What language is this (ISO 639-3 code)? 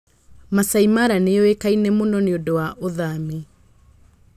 kik